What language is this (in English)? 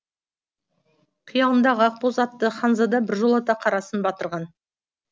Kazakh